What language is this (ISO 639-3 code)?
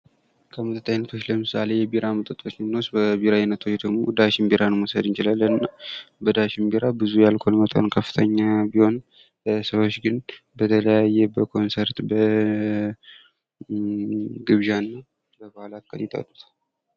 amh